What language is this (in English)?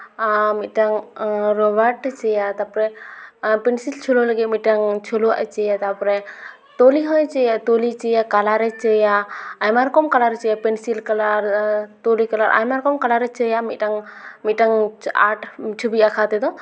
Santali